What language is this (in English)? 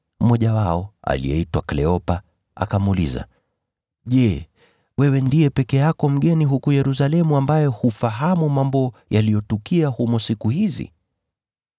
Swahili